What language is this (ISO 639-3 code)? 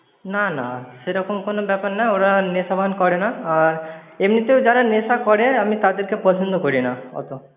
ben